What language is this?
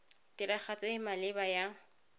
Tswana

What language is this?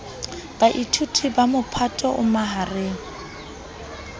Southern Sotho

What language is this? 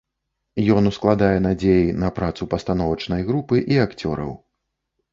Belarusian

